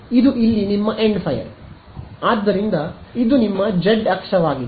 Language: Kannada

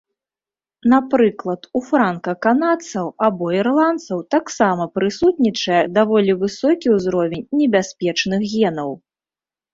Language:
Belarusian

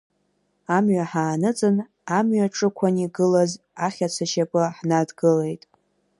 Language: Abkhazian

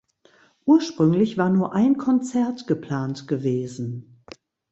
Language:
German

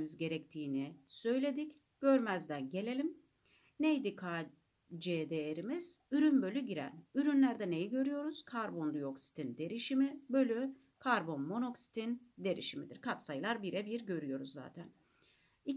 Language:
Turkish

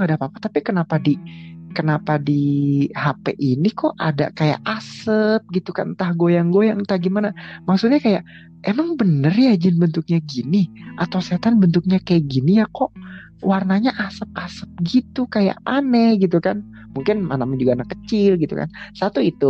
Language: Indonesian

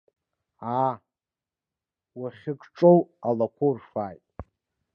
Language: Abkhazian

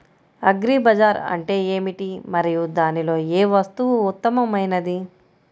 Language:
Telugu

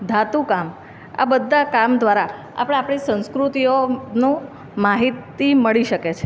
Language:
Gujarati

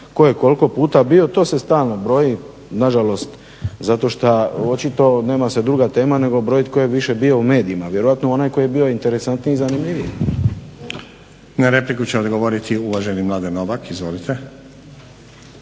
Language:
Croatian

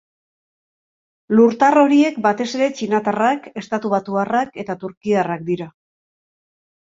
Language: Basque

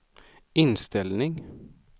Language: Swedish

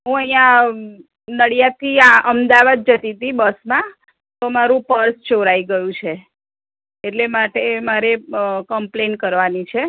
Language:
Gujarati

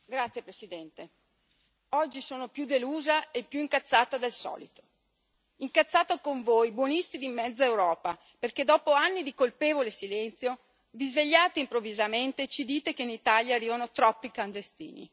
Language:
Italian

